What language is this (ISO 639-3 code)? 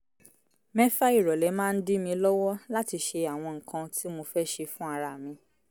yor